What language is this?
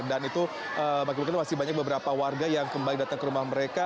Indonesian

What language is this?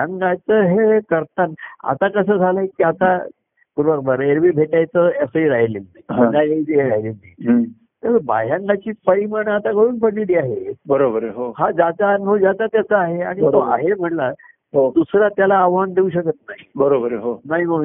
Marathi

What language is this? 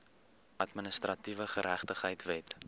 Afrikaans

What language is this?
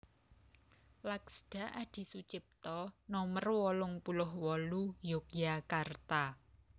Javanese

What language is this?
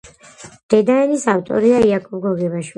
Georgian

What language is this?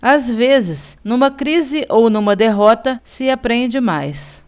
Portuguese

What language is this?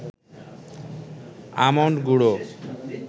Bangla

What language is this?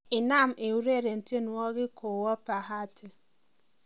Kalenjin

